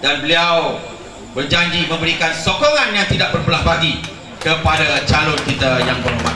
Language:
Malay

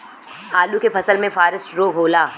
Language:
Bhojpuri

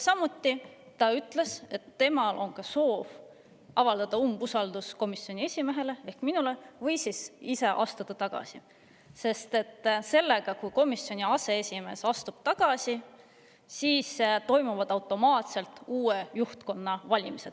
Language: Estonian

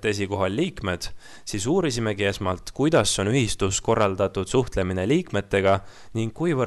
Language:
Finnish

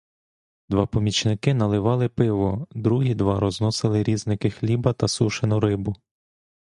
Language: Ukrainian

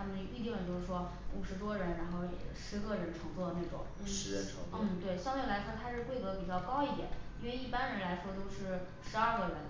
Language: Chinese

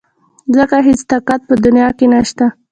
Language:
Pashto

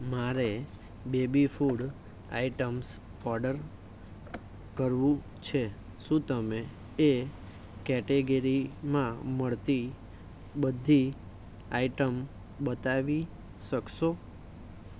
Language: Gujarati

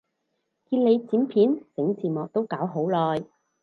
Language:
Cantonese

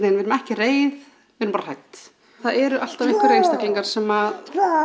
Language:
Icelandic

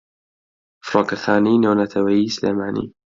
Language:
Central Kurdish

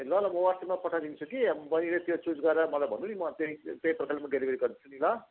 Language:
Nepali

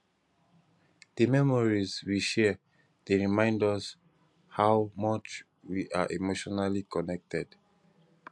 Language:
Nigerian Pidgin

